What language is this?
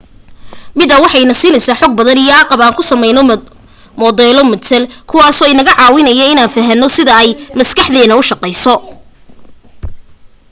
Somali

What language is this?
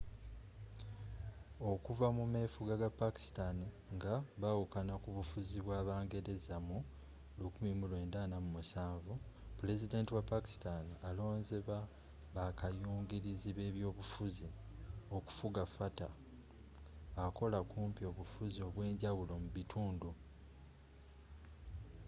Ganda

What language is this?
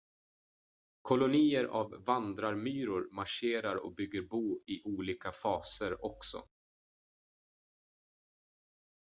Swedish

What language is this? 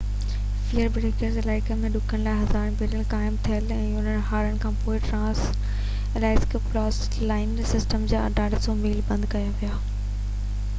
Sindhi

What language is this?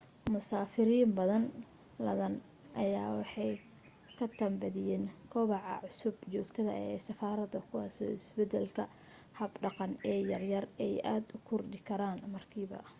Somali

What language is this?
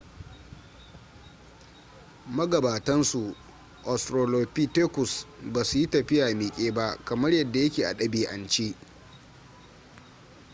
Hausa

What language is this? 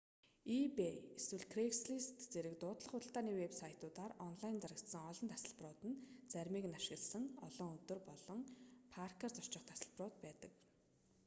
Mongolian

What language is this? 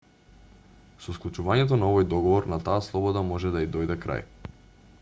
Macedonian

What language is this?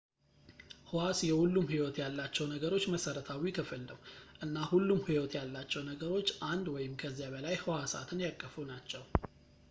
Amharic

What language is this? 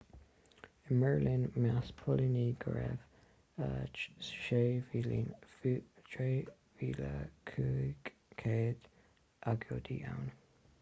Irish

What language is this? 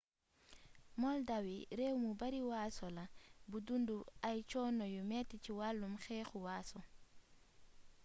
Wolof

